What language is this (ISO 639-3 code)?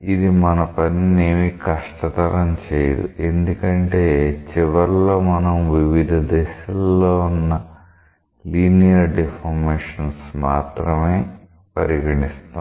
tel